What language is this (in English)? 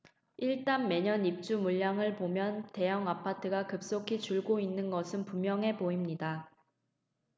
Korean